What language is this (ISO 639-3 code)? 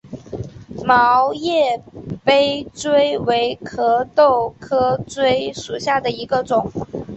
zho